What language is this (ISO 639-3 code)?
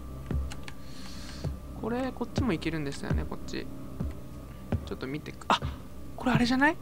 jpn